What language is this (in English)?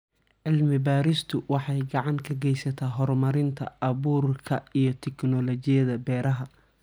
Somali